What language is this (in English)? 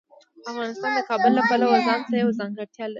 Pashto